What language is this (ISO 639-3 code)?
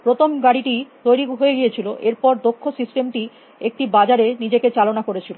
ben